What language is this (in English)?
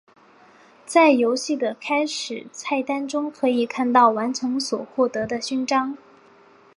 Chinese